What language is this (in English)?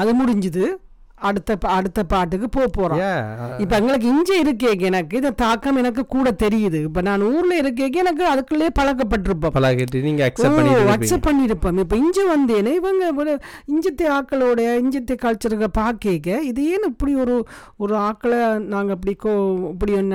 Tamil